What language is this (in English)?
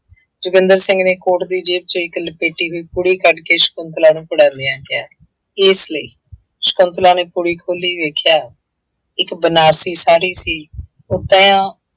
Punjabi